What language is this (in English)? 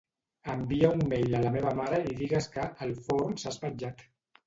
Catalan